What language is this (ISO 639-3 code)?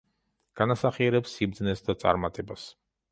kat